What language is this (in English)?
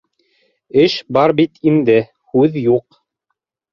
Bashkir